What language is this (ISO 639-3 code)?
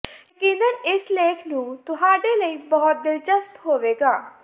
pan